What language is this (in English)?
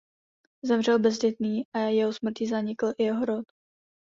Czech